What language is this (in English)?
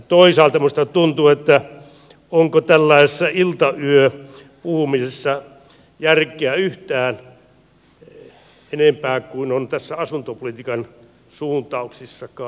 Finnish